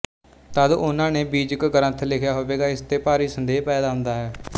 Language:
Punjabi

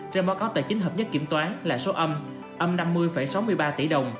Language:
Vietnamese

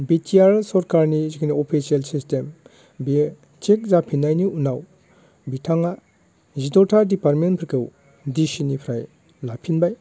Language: Bodo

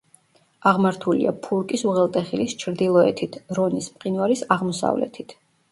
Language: Georgian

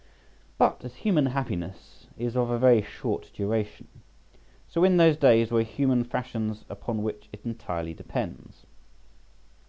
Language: English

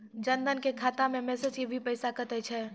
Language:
Maithili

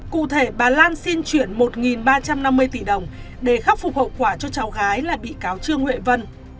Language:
Vietnamese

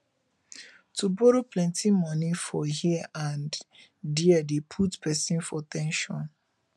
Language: Nigerian Pidgin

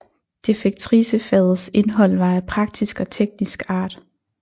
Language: Danish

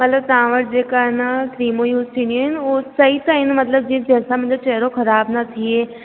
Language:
Sindhi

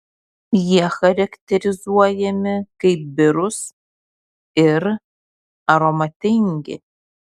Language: Lithuanian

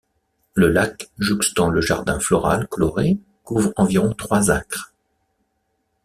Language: French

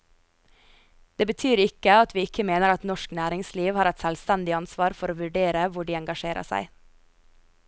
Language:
Norwegian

